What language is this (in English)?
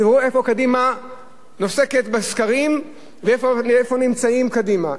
Hebrew